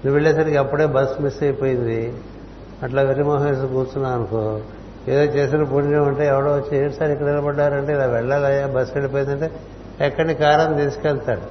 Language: Telugu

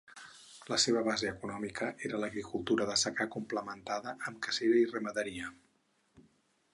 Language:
Catalan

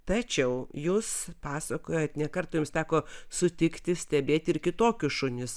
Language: Lithuanian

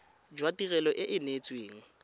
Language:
Tswana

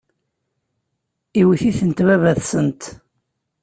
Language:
Kabyle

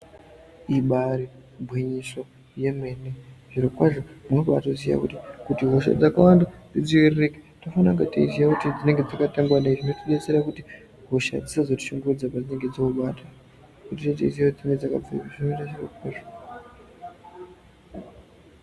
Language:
Ndau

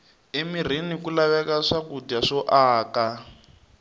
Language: Tsonga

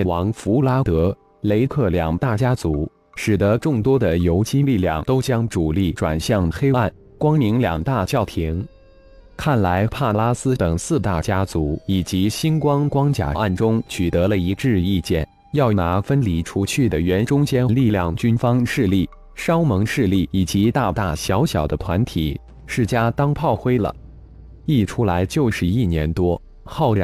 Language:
Chinese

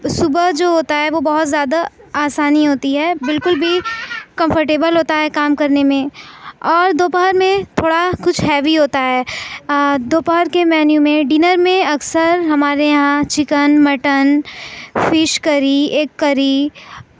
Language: Urdu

